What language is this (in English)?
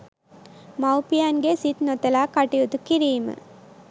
Sinhala